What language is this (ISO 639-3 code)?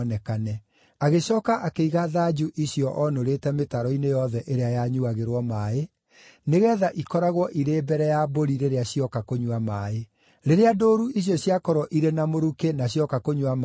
kik